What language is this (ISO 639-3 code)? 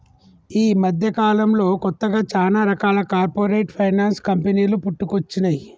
tel